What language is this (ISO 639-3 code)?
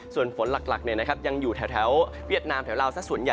tha